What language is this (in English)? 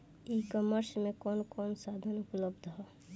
Bhojpuri